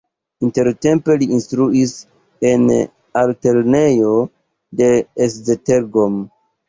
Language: Esperanto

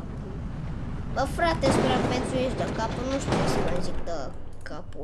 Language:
Romanian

